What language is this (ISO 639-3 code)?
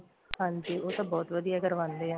pan